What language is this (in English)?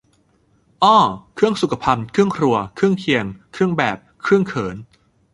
Thai